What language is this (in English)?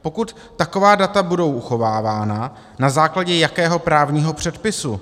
Czech